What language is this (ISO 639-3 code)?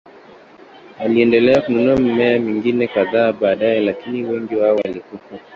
swa